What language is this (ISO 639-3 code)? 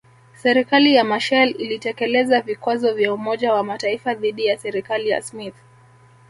swa